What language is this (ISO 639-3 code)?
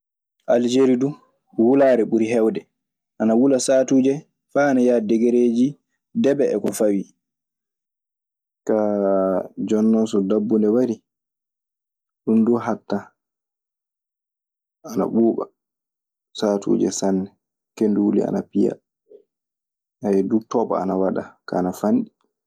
ffm